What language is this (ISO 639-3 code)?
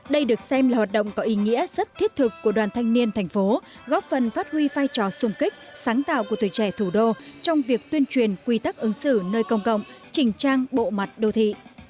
vie